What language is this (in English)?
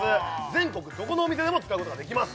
Japanese